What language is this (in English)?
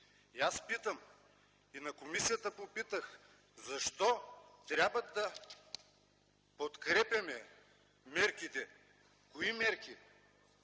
Bulgarian